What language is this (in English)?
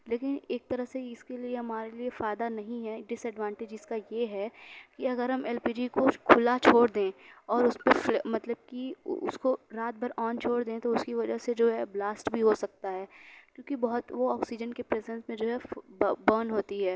Urdu